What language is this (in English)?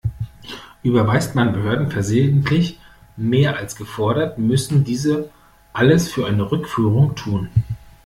German